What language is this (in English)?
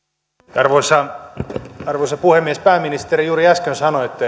Finnish